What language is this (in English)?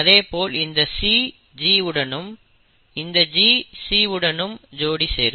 Tamil